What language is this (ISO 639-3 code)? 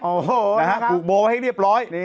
tha